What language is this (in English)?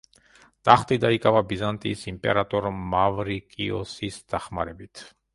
Georgian